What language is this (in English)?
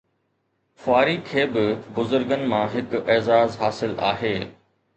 Sindhi